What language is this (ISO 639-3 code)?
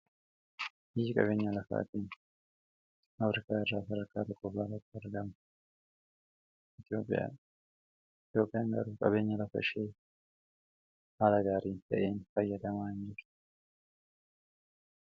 orm